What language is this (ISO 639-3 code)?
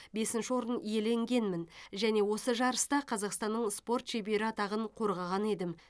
kaz